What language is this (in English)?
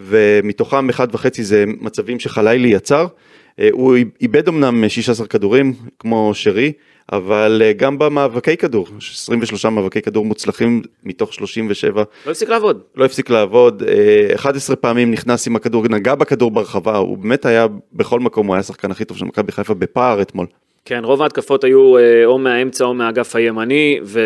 Hebrew